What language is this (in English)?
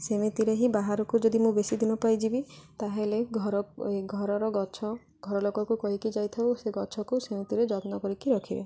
Odia